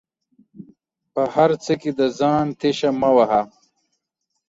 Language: Pashto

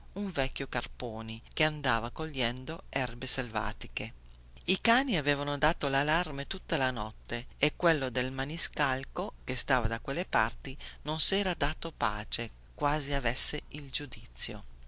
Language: Italian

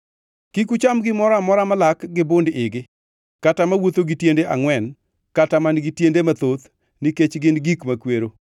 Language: Luo (Kenya and Tanzania)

